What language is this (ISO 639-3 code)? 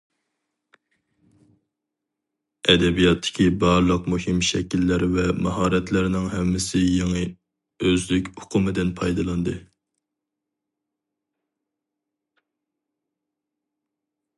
uig